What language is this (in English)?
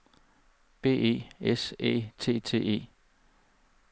Danish